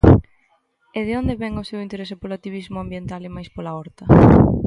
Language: Galician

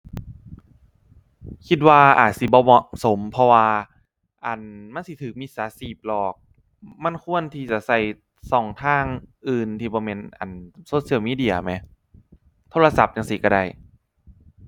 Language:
Thai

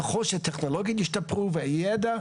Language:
Hebrew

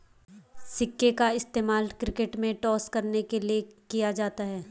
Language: Hindi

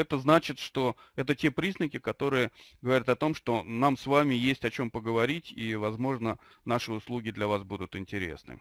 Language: Russian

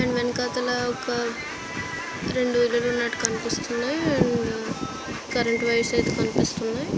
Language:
Telugu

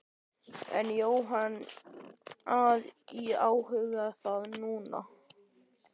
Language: Icelandic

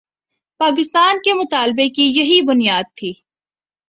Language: Urdu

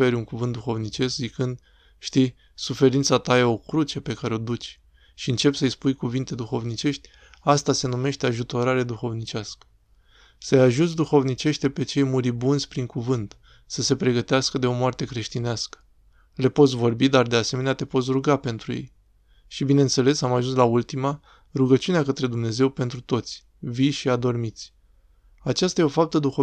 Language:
Romanian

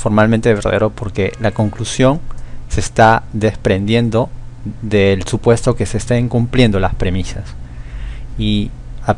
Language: Spanish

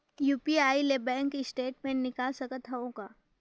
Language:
Chhattisgarhi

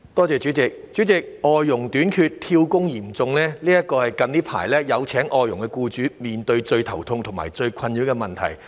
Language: Cantonese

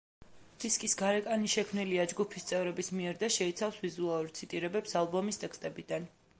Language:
Georgian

